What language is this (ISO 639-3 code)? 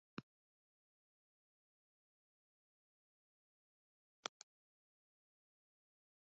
fry